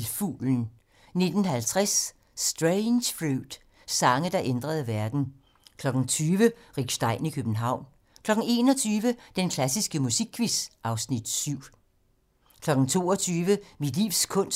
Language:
Danish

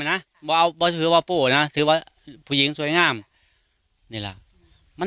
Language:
Thai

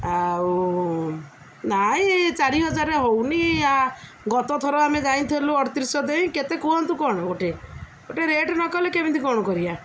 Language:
Odia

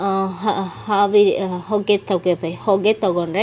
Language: Kannada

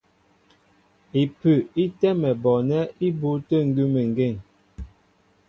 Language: Mbo (Cameroon)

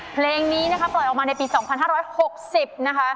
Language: Thai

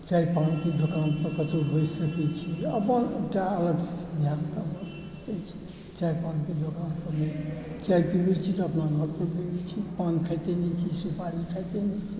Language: Maithili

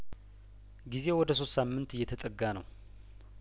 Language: Amharic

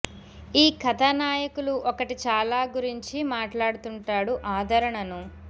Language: Telugu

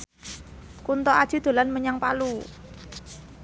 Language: Javanese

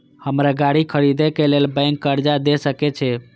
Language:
Maithili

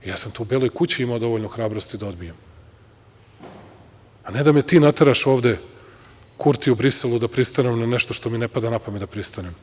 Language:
Serbian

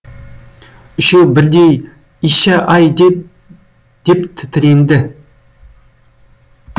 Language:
Kazakh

